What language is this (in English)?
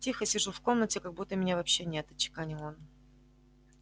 Russian